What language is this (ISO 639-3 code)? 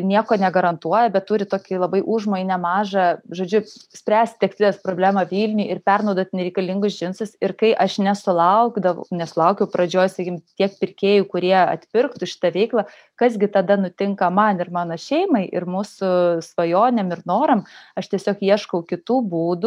lit